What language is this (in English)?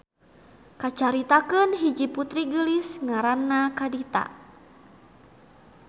Sundanese